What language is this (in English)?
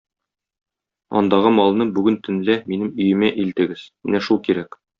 Tatar